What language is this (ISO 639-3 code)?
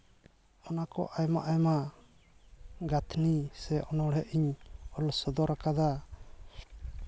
sat